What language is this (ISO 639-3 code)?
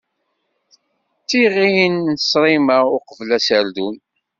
kab